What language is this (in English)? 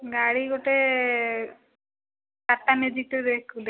Odia